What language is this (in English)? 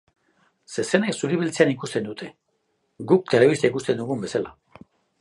Basque